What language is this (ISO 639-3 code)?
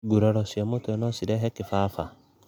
kik